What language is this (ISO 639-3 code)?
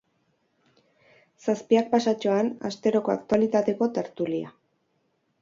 eus